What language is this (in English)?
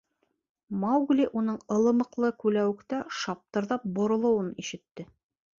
Bashkir